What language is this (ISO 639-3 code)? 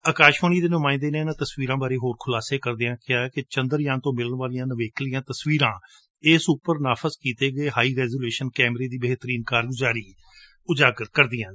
pan